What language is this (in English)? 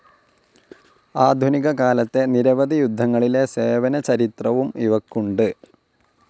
Malayalam